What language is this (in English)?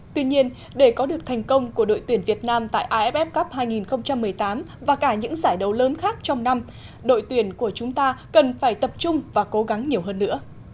Vietnamese